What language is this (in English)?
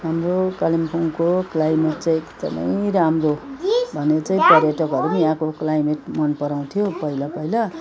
Nepali